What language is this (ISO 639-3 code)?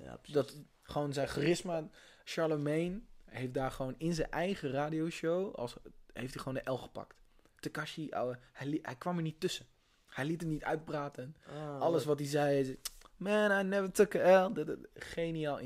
nld